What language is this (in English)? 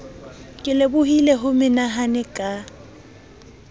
Southern Sotho